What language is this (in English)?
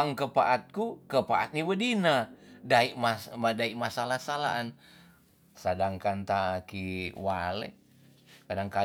Tonsea